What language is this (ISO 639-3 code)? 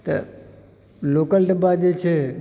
mai